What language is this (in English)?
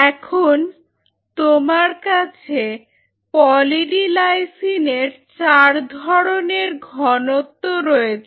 Bangla